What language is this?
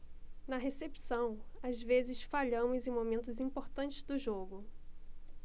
Portuguese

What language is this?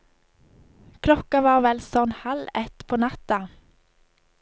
Norwegian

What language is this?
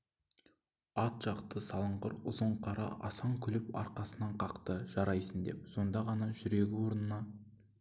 Kazakh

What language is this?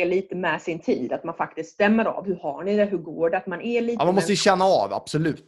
Swedish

